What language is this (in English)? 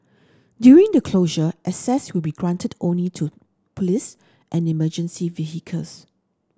English